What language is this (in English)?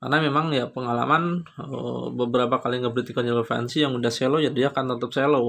Indonesian